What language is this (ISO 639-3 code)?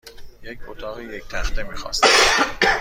fas